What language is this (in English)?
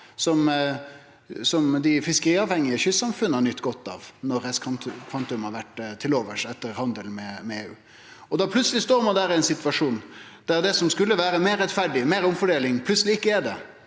Norwegian